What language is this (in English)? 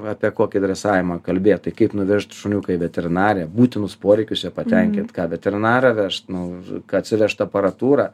Lithuanian